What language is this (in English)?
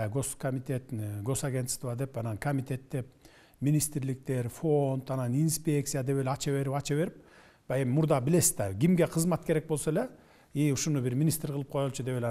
Turkish